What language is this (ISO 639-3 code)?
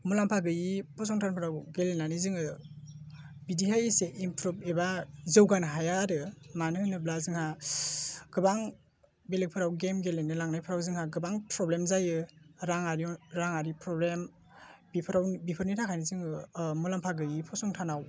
brx